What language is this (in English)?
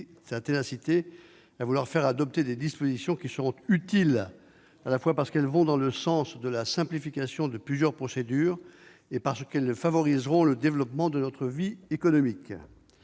French